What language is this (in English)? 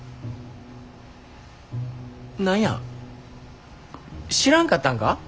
Japanese